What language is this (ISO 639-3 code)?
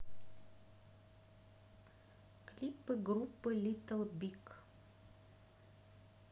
rus